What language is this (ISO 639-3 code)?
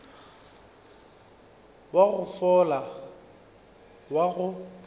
nso